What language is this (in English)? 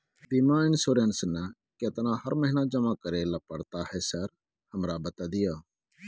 Maithili